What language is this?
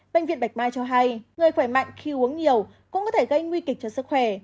Vietnamese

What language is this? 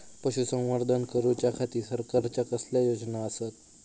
Marathi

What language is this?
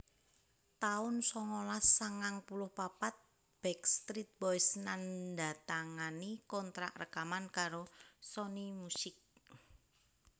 Javanese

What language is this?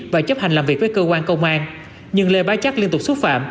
Vietnamese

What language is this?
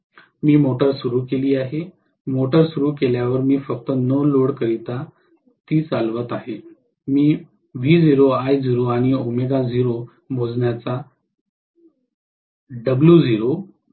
Marathi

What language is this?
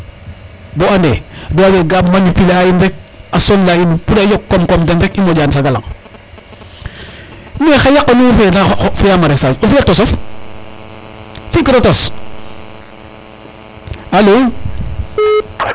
Serer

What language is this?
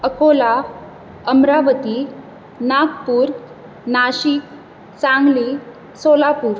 Konkani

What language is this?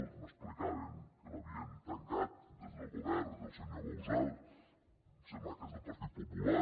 Catalan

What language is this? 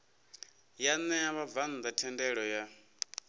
Venda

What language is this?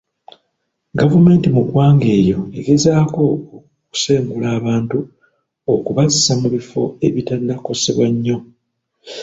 Ganda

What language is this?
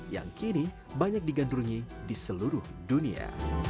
Indonesian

